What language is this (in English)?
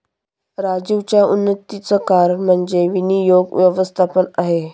Marathi